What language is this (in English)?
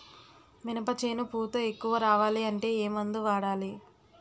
Telugu